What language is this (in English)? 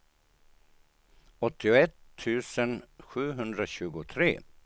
Swedish